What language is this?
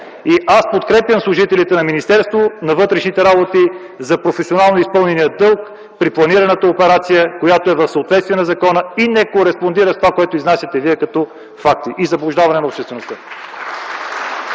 Bulgarian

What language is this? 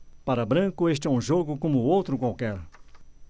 Portuguese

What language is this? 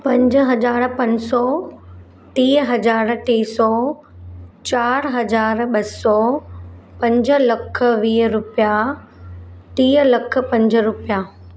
Sindhi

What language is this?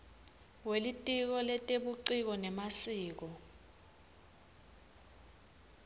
Swati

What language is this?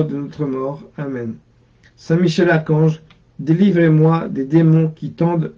French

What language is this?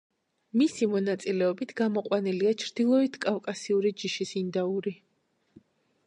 Georgian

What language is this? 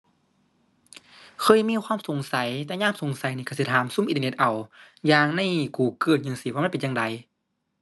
Thai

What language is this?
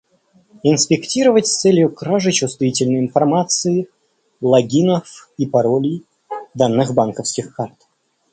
Russian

